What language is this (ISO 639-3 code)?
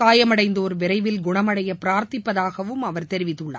tam